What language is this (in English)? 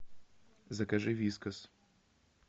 Russian